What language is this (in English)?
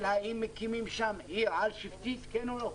Hebrew